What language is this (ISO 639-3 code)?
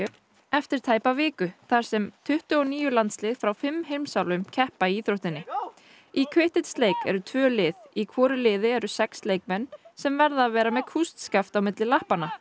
isl